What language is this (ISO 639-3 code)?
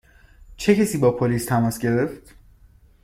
fas